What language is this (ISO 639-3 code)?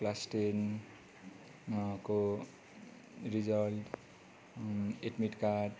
nep